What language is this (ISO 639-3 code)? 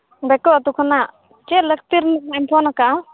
sat